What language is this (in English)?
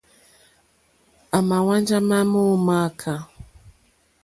Mokpwe